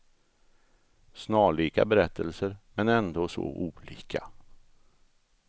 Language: Swedish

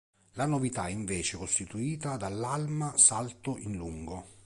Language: Italian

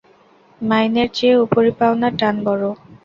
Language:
Bangla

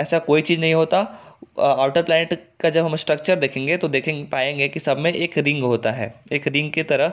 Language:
Hindi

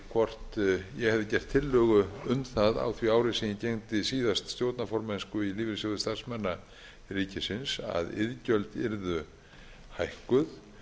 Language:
Icelandic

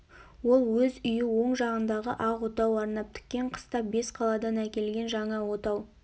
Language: Kazakh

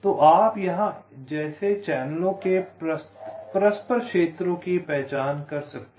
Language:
Hindi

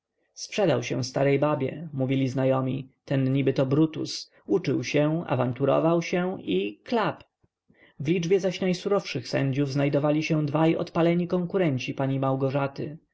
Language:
Polish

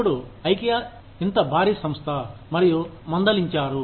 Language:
Telugu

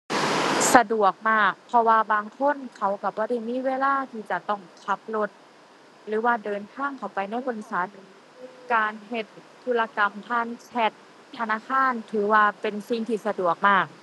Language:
Thai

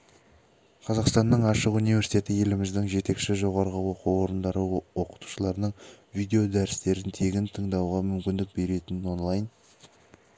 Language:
Kazakh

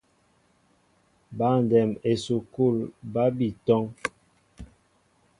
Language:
Mbo (Cameroon)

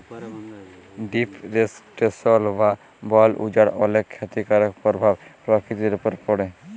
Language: Bangla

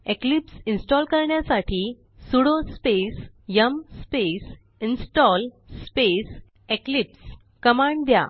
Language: Marathi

